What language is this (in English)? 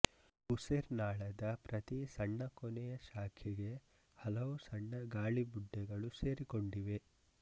Kannada